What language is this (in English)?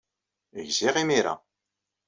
Kabyle